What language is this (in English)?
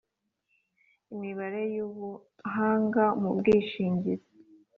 Kinyarwanda